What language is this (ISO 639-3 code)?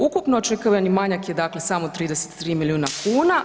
hrv